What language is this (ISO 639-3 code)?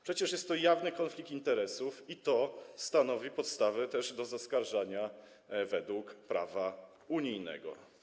pol